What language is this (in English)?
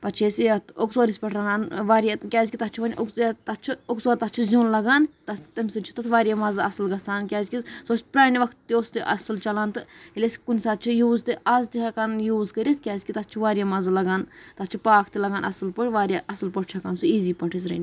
Kashmiri